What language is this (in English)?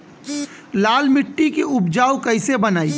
Bhojpuri